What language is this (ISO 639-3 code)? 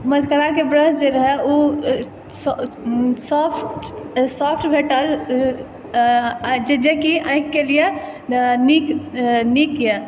mai